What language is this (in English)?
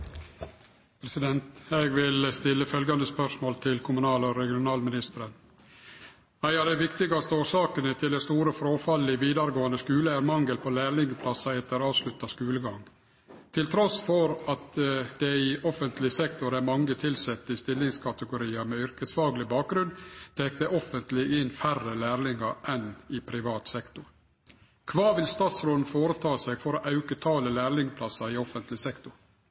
Norwegian